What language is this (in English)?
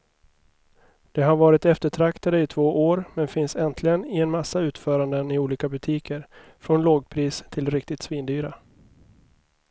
Swedish